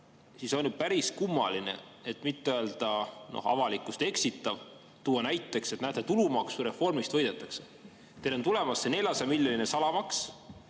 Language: Estonian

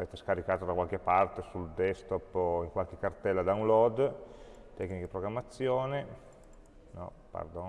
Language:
Italian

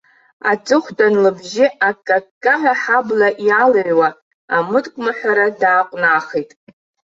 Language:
Abkhazian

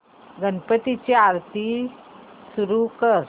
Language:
Marathi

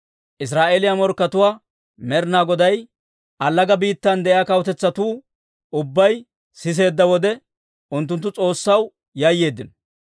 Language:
Dawro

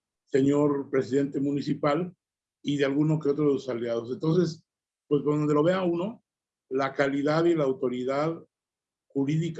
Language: Spanish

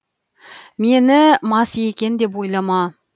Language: Kazakh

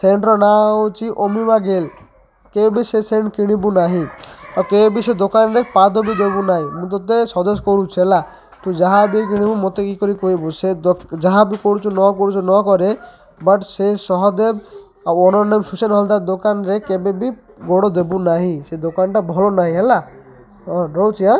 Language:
Odia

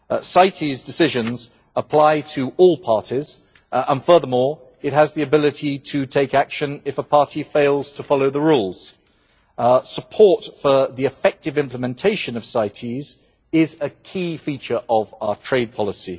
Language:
English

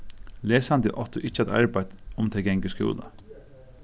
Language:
Faroese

